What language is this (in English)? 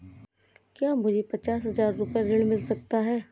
Hindi